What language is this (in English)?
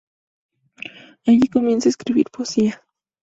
Spanish